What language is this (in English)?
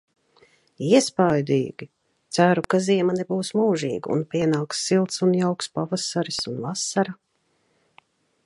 Latvian